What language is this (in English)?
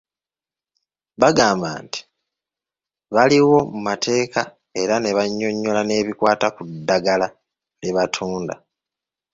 Ganda